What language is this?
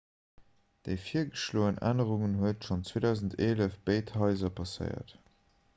Luxembourgish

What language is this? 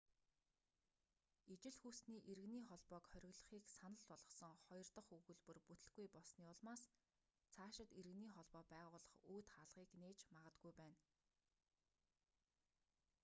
Mongolian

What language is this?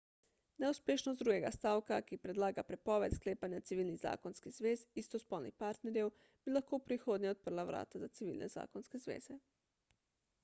Slovenian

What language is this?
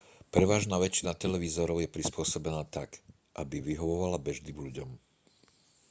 Slovak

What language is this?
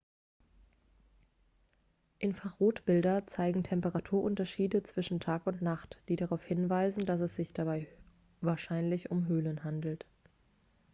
German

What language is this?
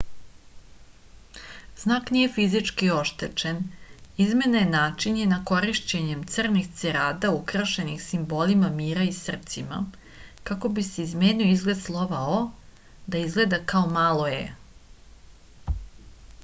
Serbian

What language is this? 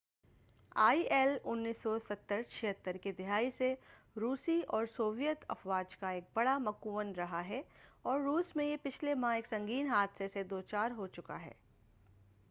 Urdu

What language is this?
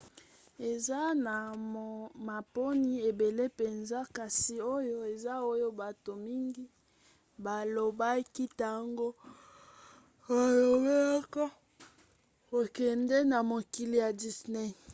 Lingala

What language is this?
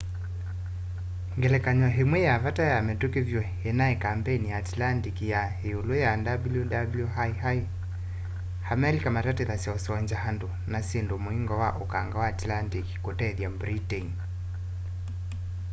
Kamba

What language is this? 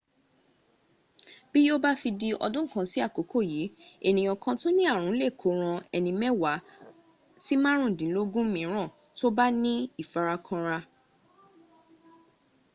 Yoruba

